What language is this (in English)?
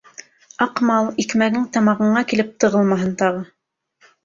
Bashkir